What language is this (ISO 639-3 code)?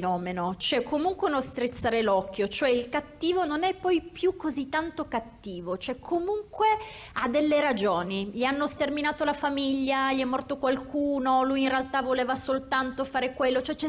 ita